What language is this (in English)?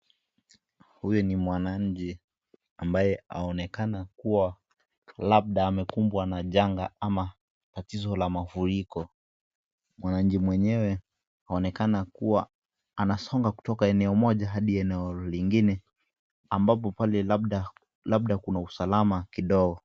Swahili